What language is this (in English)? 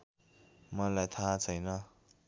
Nepali